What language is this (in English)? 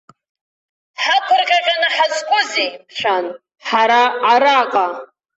Abkhazian